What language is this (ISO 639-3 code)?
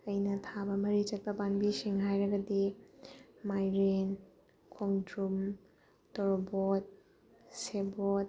mni